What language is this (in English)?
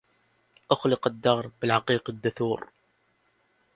Arabic